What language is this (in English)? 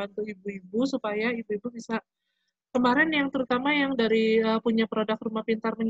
Indonesian